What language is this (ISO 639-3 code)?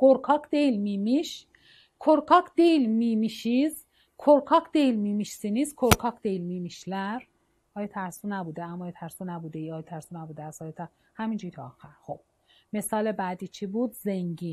fas